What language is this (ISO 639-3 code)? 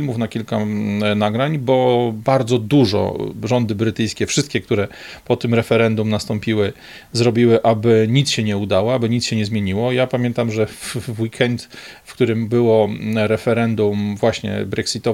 pol